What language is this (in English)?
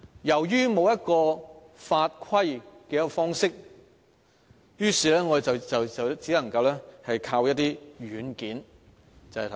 Cantonese